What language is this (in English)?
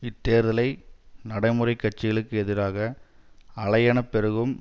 Tamil